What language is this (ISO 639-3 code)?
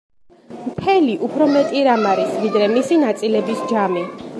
kat